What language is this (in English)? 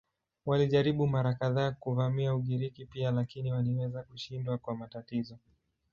Swahili